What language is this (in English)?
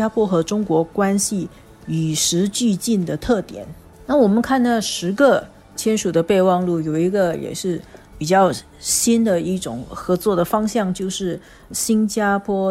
Chinese